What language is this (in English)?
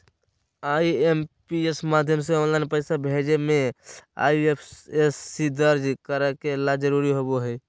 Magahi